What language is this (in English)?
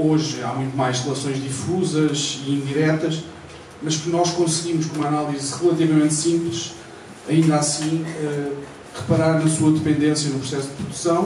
Portuguese